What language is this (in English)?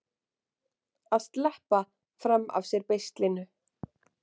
Icelandic